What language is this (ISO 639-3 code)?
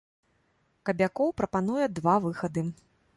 bel